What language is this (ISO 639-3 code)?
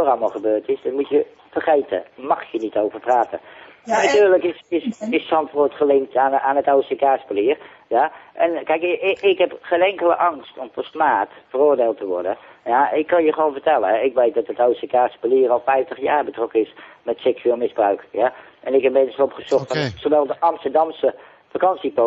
nld